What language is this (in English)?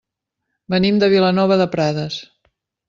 Catalan